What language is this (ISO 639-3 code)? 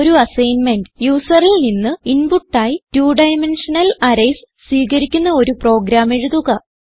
mal